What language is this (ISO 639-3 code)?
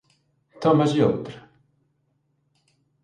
glg